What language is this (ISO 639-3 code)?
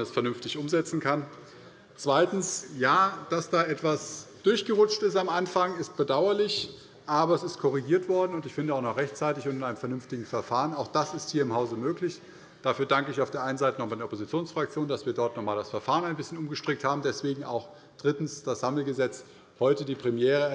deu